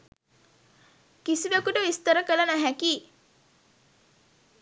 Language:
Sinhala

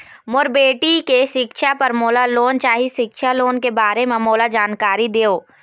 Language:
Chhattisgarhi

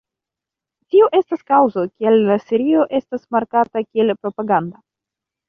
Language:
Esperanto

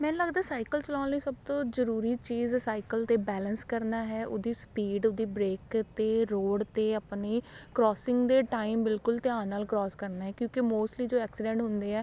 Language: Punjabi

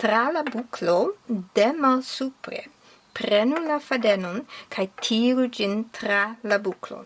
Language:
Esperanto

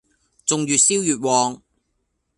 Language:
Cantonese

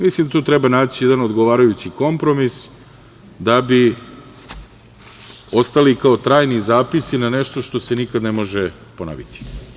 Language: Serbian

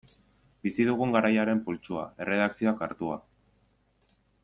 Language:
Basque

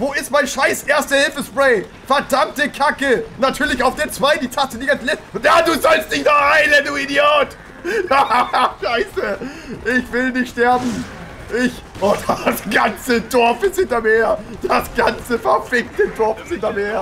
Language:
German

